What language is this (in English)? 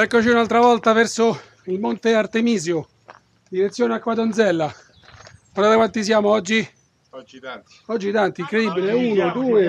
Italian